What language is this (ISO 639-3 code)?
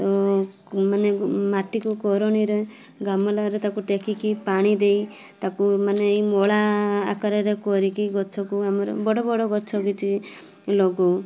ori